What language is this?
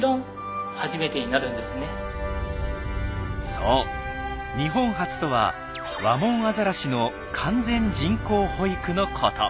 Japanese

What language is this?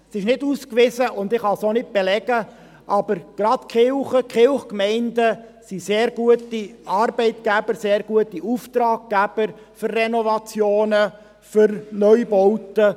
Swiss German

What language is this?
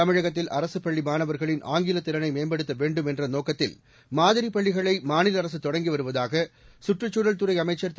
Tamil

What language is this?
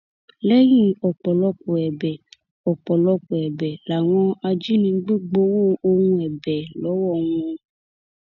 Yoruba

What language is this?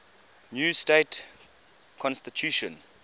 English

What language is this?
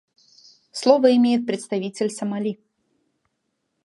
Russian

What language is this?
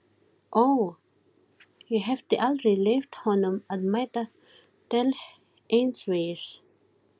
Icelandic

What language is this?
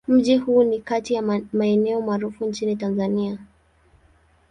Swahili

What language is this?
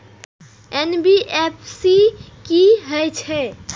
Maithili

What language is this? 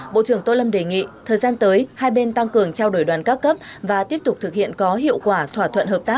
Vietnamese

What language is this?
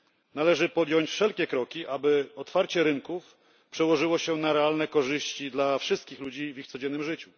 Polish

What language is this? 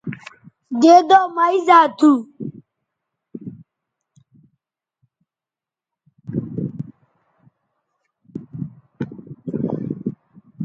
Bateri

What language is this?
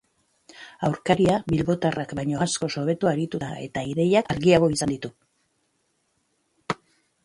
Basque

